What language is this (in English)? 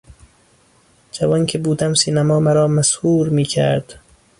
Persian